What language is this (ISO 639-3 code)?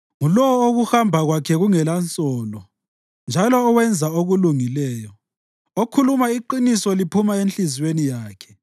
nde